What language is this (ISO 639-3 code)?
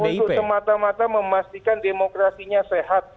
ind